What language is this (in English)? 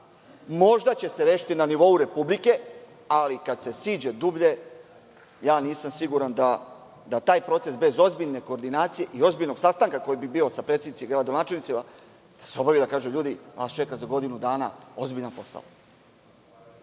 Serbian